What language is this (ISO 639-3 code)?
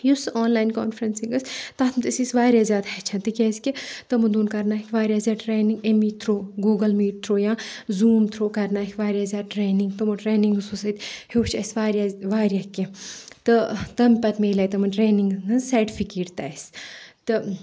kas